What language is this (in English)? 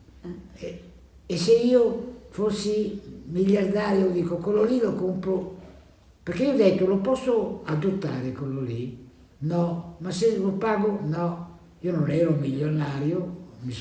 Italian